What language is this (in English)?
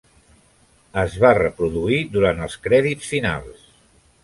Catalan